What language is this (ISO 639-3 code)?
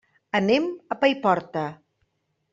cat